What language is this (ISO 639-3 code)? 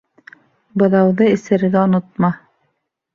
bak